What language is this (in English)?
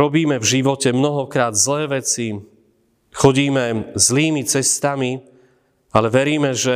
Slovak